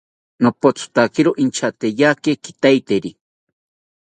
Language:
South Ucayali Ashéninka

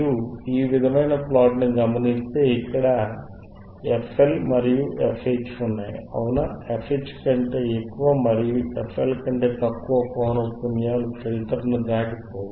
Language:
Telugu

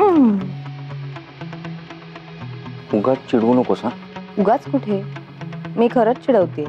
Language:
Marathi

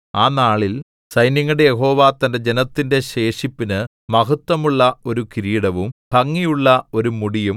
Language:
Malayalam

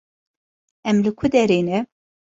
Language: Kurdish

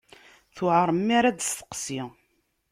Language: Kabyle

